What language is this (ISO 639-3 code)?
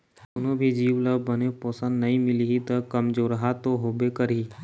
hne